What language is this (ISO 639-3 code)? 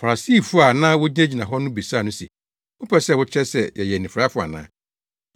aka